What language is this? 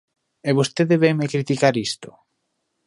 Galician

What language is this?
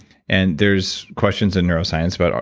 English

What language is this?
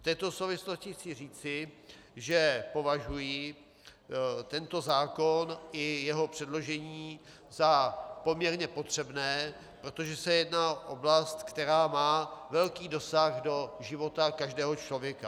Czech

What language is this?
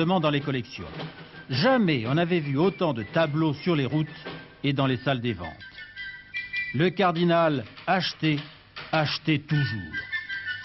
French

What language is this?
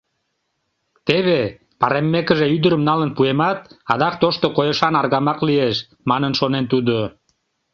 Mari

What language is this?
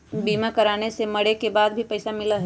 Magahi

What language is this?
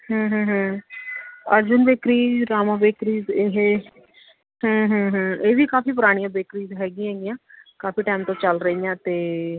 Punjabi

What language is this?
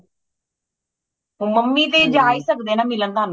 Punjabi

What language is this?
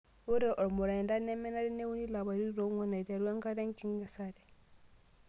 Masai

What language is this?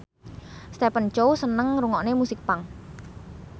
Javanese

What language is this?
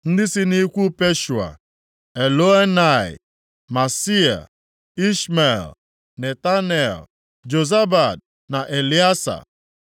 Igbo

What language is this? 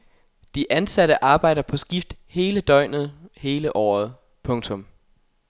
Danish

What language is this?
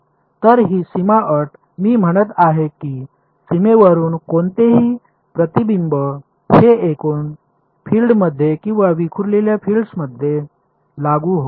Marathi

